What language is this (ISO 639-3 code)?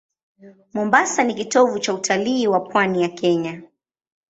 swa